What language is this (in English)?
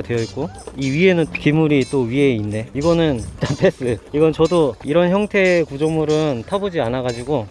Korean